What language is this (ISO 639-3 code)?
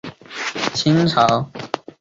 zho